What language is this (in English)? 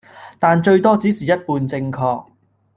Cantonese